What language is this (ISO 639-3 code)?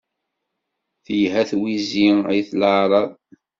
kab